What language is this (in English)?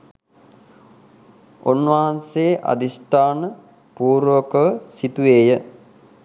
Sinhala